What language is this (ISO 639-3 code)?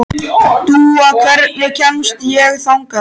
isl